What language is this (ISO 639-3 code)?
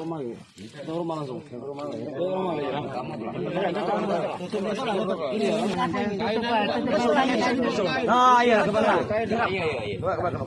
ind